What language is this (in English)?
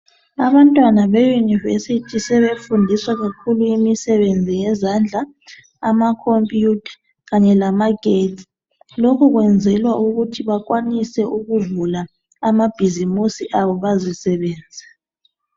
North Ndebele